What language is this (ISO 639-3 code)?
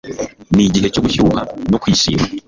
kin